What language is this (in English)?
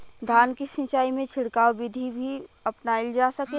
Bhojpuri